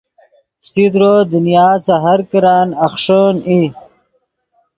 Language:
Yidgha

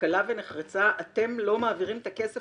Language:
Hebrew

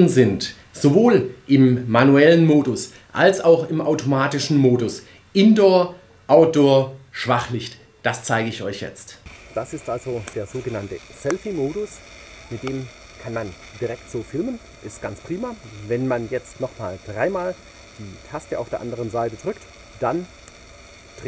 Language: German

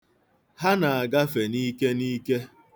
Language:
Igbo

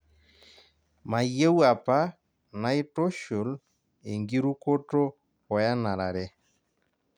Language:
Masai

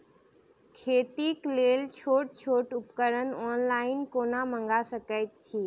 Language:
Maithili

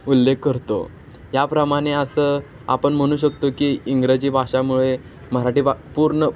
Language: Marathi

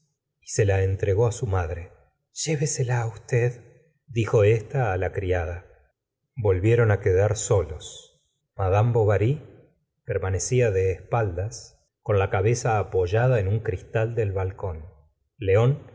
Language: Spanish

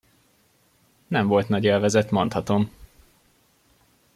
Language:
Hungarian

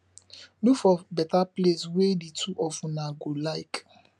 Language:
Nigerian Pidgin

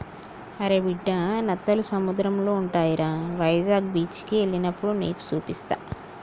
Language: Telugu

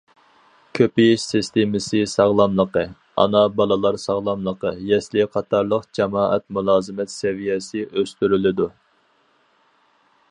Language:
Uyghur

